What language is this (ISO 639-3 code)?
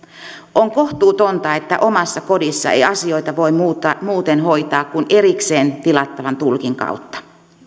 fin